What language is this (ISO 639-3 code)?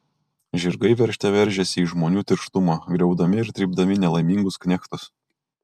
lit